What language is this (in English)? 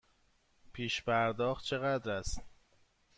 Persian